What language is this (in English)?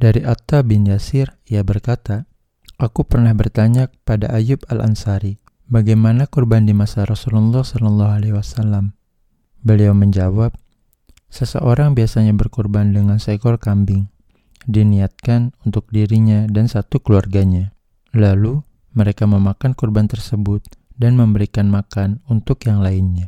Indonesian